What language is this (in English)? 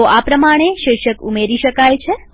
Gujarati